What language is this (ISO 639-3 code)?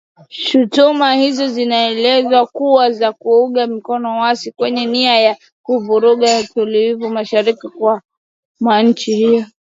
swa